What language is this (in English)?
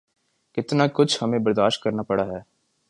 Urdu